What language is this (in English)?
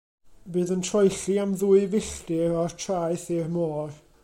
Welsh